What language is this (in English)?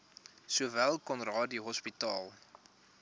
Afrikaans